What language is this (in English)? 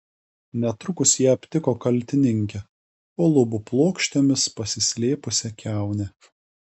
Lithuanian